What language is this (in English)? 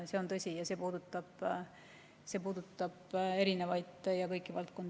Estonian